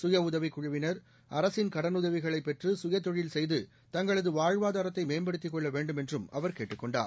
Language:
Tamil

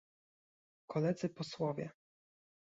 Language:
Polish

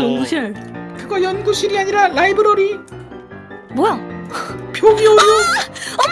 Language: Korean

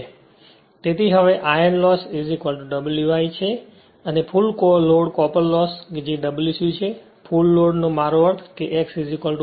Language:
Gujarati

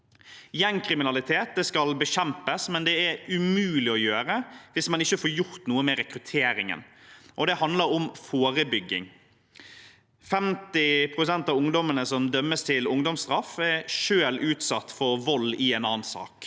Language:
Norwegian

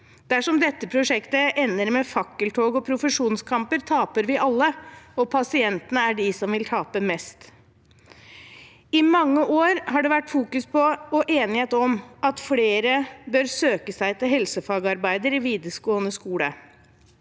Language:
Norwegian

